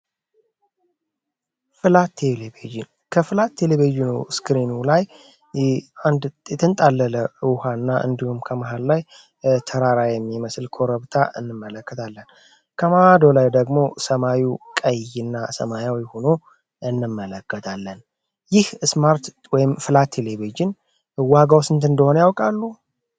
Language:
Amharic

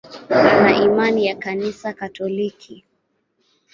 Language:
Swahili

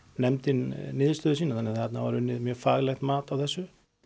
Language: Icelandic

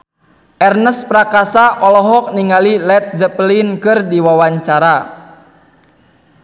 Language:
Sundanese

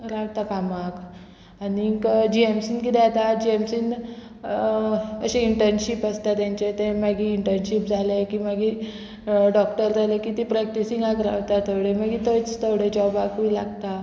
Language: Konkani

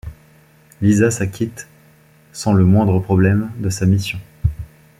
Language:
French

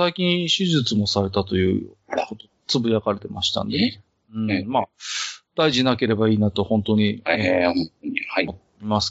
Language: Japanese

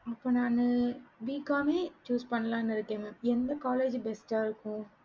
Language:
Tamil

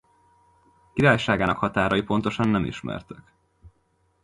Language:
Hungarian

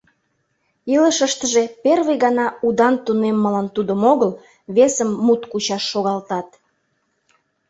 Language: Mari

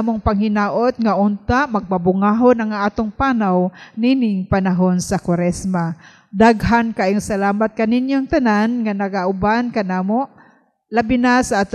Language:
Filipino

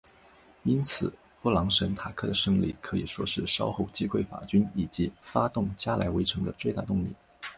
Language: Chinese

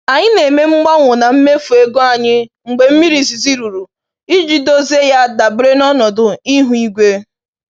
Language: Igbo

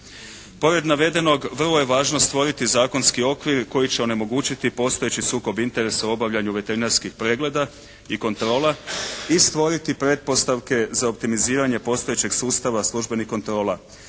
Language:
Croatian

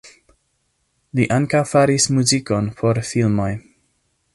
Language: Esperanto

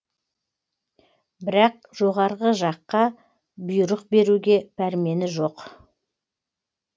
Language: Kazakh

